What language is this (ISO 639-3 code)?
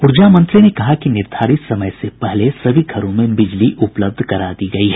hin